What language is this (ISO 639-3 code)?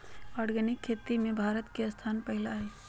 mag